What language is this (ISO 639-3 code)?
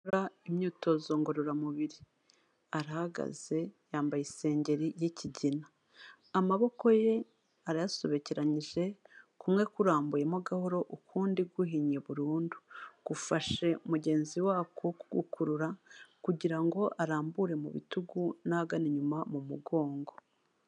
kin